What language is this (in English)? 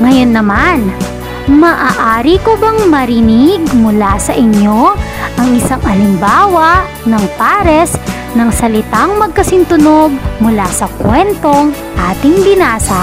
Filipino